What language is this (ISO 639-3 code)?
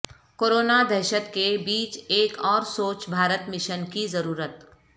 urd